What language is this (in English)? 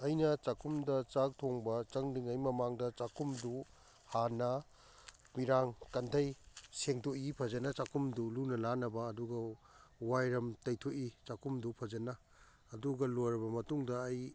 Manipuri